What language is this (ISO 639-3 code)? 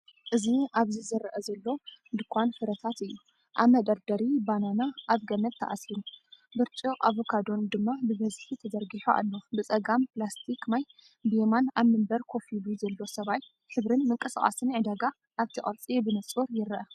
tir